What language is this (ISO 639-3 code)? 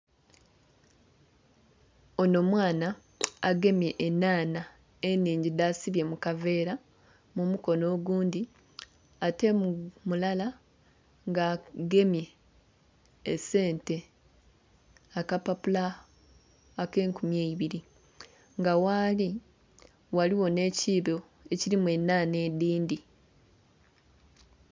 xog